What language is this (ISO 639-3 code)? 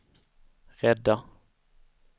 swe